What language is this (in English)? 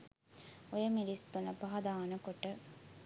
Sinhala